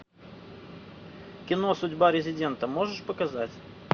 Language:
Russian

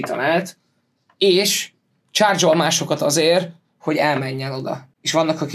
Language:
Hungarian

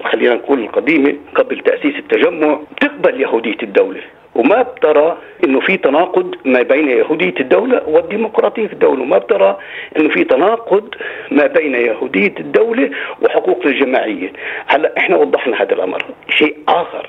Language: Arabic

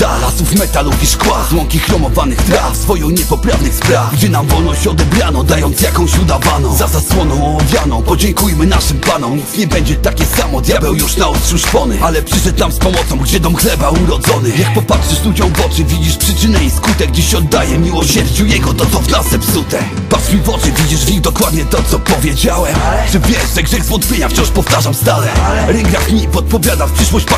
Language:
Polish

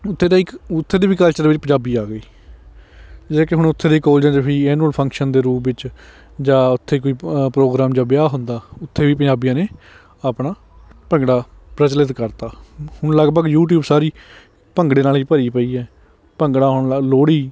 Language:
Punjabi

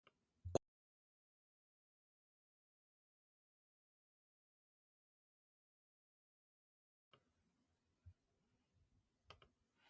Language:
Japanese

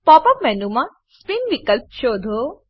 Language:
Gujarati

